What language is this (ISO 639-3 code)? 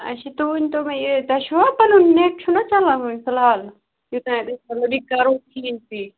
kas